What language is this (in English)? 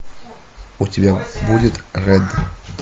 Russian